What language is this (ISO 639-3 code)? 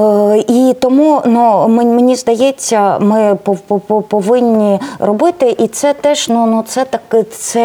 ukr